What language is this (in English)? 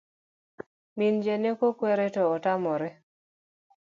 Luo (Kenya and Tanzania)